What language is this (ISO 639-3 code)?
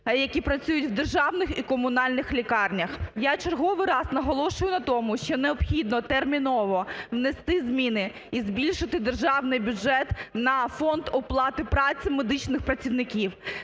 ukr